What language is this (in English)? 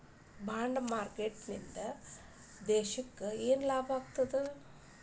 Kannada